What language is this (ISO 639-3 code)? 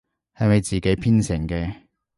yue